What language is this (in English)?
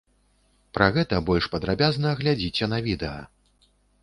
Belarusian